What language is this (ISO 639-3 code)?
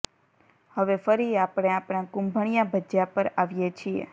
guj